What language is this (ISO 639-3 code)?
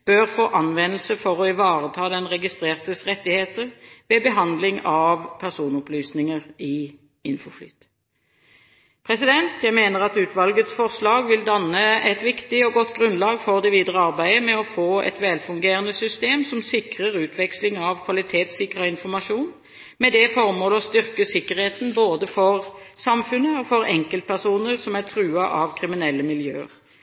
nob